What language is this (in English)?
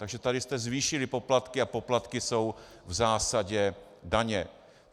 Czech